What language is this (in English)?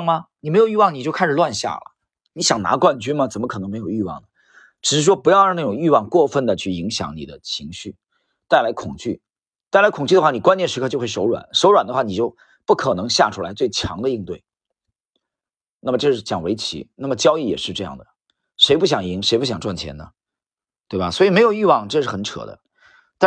Chinese